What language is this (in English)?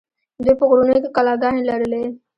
Pashto